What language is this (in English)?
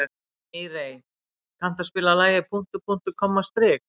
Icelandic